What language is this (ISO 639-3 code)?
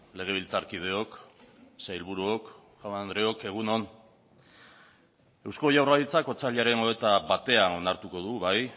eus